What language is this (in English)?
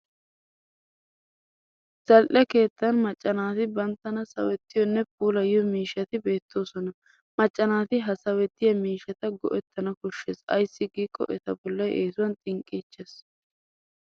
Wolaytta